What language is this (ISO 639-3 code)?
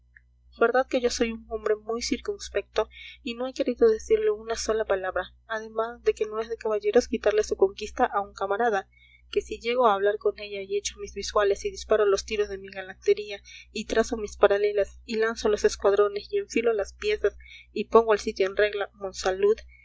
spa